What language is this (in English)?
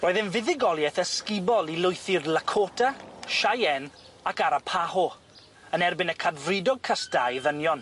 Welsh